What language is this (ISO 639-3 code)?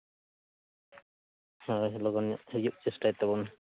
sat